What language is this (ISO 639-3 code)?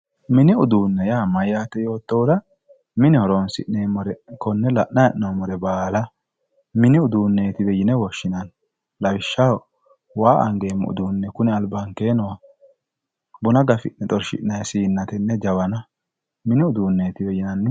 sid